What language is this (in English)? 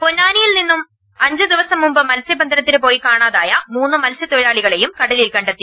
Malayalam